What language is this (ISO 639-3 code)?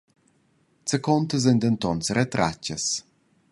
roh